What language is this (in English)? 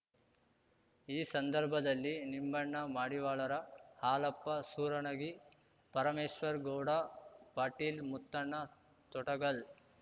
Kannada